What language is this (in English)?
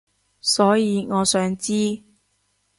Cantonese